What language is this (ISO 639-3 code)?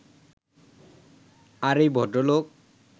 ben